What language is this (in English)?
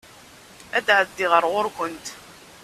Kabyle